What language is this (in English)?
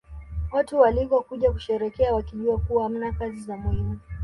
Swahili